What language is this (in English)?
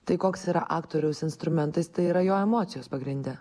Lithuanian